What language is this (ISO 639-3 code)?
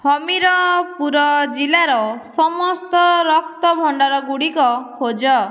ori